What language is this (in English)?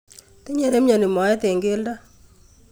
Kalenjin